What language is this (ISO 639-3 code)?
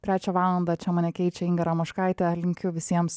lit